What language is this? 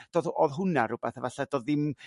Welsh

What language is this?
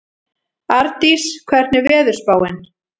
Icelandic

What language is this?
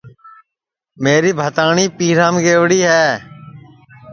Sansi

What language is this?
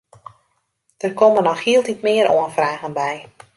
Western Frisian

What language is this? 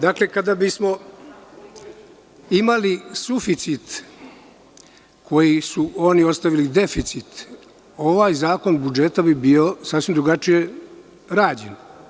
Serbian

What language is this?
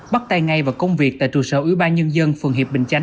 Vietnamese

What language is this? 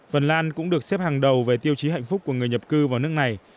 Vietnamese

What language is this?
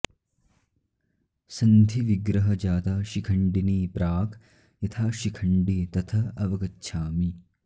Sanskrit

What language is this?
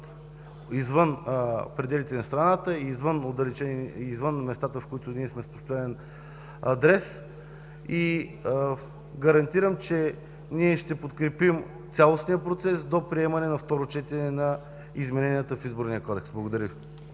Bulgarian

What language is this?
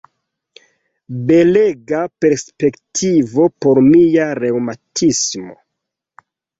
Esperanto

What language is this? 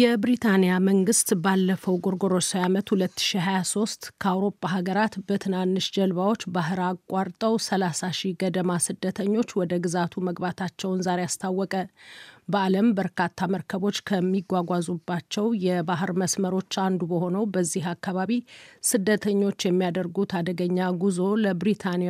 Amharic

